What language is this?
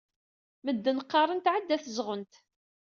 Kabyle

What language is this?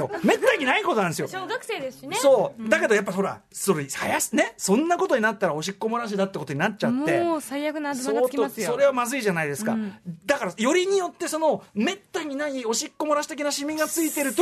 Japanese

